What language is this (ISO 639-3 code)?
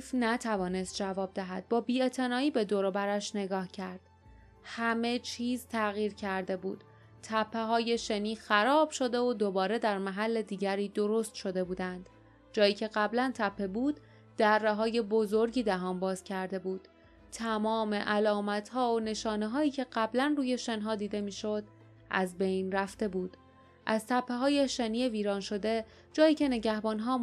fas